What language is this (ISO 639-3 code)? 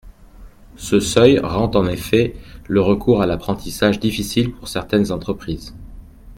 fra